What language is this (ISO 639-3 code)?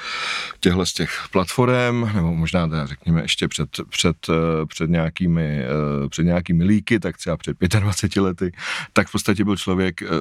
ces